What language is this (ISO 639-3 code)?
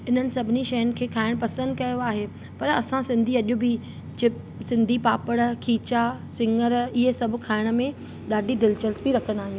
snd